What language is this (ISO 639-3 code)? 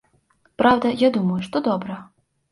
bel